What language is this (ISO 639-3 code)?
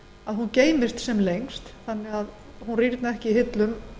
isl